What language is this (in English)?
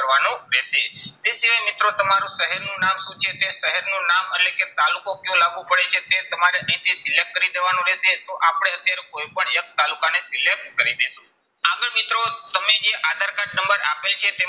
Gujarati